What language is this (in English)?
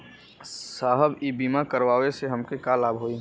Bhojpuri